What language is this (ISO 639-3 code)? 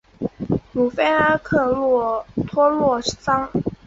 zho